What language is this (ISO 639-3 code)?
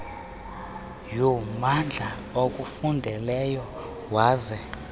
xho